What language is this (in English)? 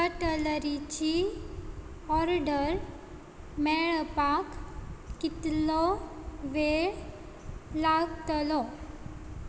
Konkani